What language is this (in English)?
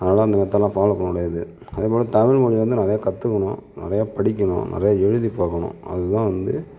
Tamil